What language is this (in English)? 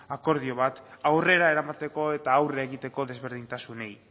Basque